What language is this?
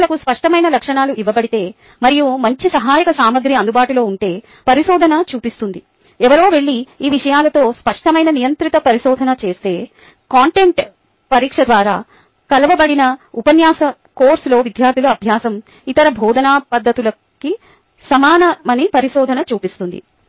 Telugu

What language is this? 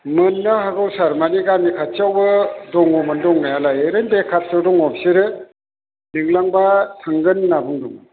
Bodo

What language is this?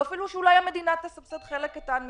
Hebrew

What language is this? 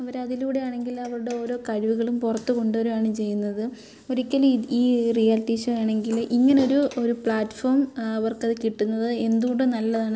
Malayalam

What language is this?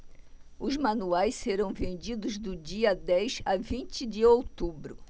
Portuguese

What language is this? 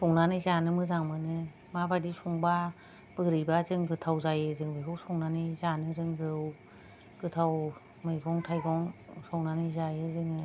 Bodo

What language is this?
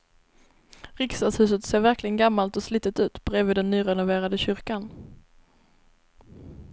Swedish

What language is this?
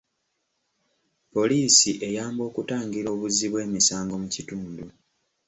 Ganda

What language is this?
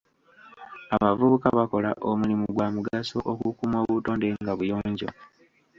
Ganda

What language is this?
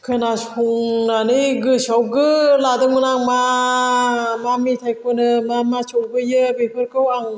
Bodo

